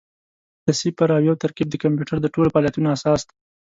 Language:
Pashto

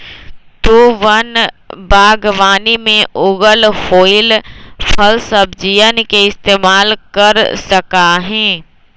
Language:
Magahi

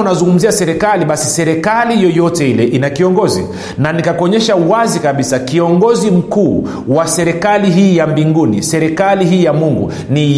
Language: Swahili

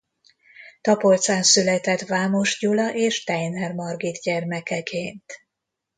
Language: Hungarian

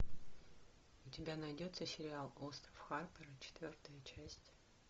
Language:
Russian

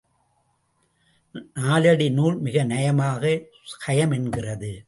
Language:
Tamil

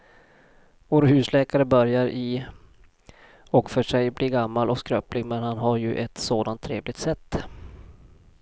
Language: Swedish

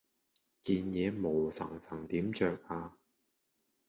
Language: Cantonese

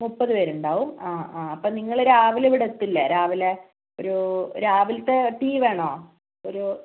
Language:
Malayalam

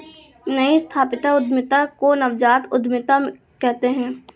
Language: Hindi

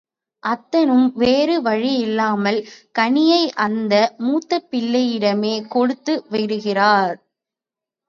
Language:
Tamil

